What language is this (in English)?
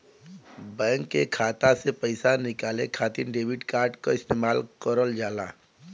Bhojpuri